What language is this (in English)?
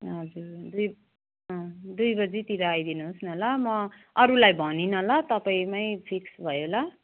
Nepali